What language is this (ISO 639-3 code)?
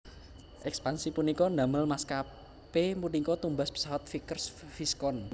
jav